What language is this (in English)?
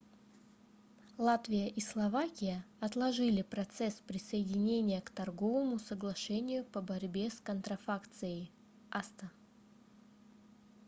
Russian